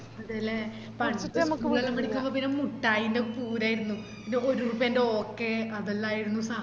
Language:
Malayalam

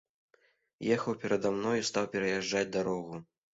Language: Belarusian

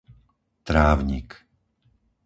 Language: Slovak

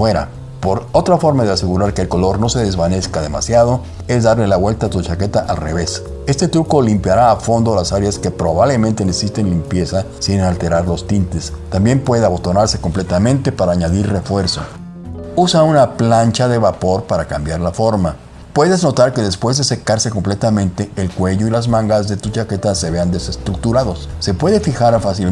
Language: Spanish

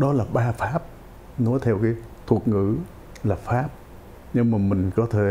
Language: Vietnamese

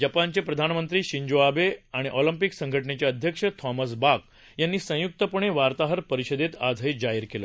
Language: Marathi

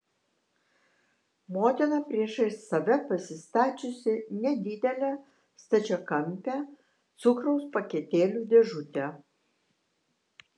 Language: Lithuanian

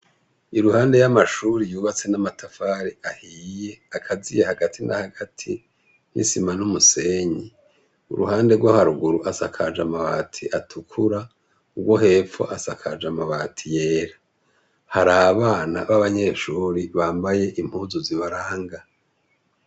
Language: Rundi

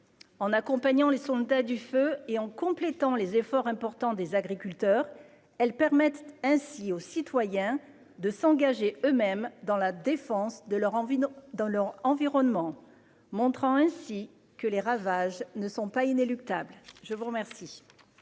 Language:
French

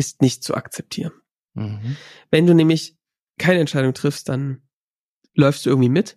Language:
German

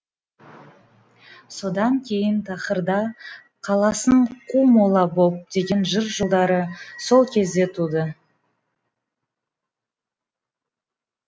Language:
Kazakh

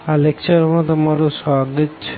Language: Gujarati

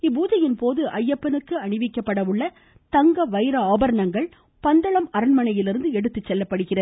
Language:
Tamil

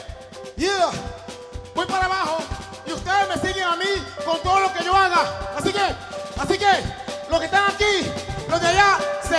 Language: Spanish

